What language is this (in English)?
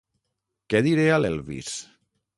Catalan